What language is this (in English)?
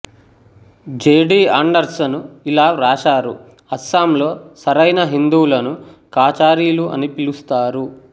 Telugu